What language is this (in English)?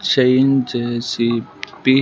Telugu